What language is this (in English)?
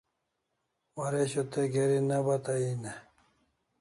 Kalasha